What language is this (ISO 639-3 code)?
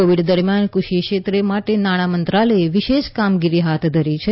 guj